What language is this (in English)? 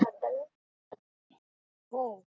Marathi